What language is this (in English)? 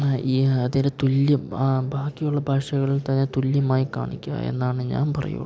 Malayalam